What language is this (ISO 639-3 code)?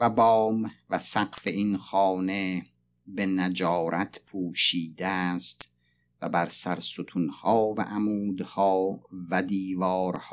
fas